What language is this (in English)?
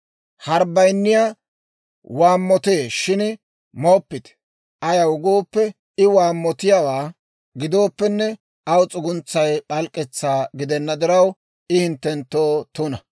Dawro